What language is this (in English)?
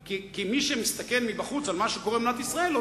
Hebrew